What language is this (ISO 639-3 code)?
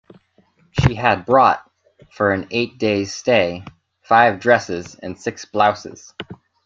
eng